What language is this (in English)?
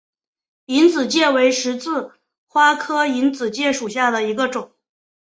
Chinese